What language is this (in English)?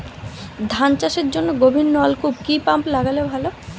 Bangla